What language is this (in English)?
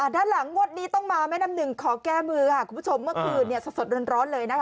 Thai